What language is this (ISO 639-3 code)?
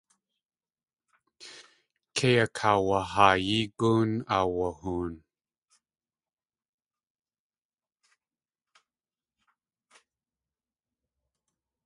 tli